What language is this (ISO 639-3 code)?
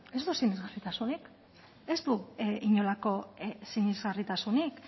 eus